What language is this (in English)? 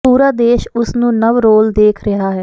Punjabi